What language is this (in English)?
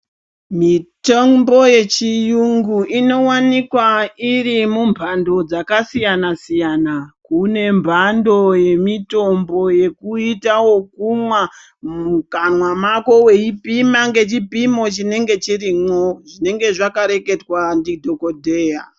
Ndau